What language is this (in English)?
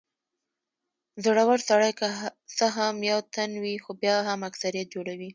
Pashto